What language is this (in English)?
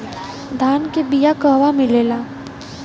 Bhojpuri